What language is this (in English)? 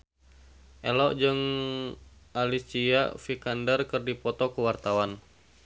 Sundanese